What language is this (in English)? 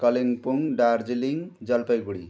Nepali